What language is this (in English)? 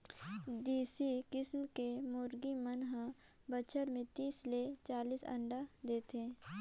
Chhattisgarhi